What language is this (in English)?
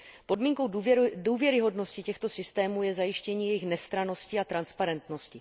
Czech